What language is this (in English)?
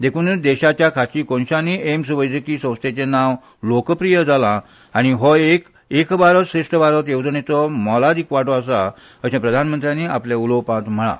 Konkani